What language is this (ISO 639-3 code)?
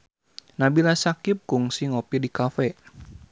sun